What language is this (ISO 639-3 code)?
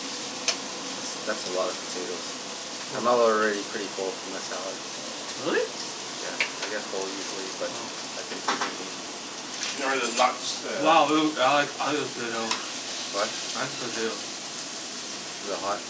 eng